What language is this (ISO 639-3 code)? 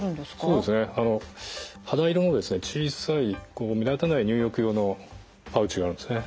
jpn